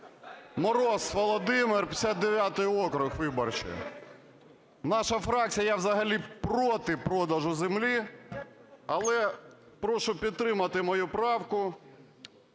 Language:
Ukrainian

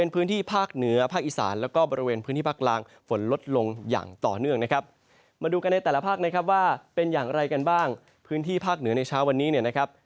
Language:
Thai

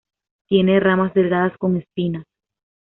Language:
Spanish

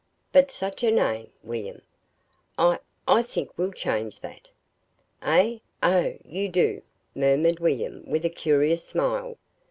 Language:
English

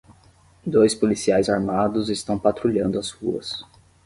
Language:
Portuguese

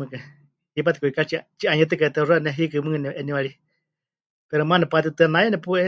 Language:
Huichol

